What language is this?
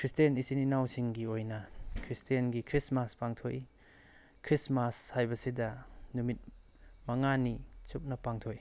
Manipuri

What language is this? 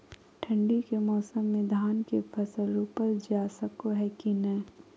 Magahi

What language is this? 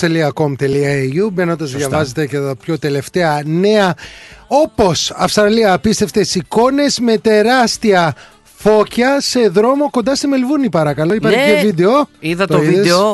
Greek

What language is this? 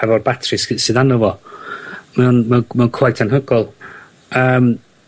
Welsh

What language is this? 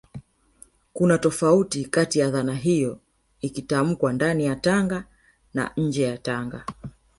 Swahili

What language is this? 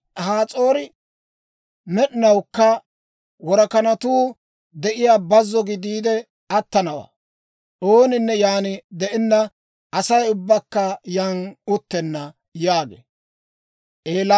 Dawro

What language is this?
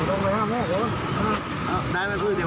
Thai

